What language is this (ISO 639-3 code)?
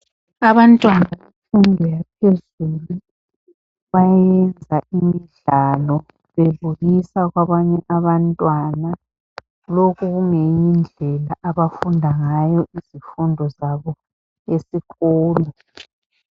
nde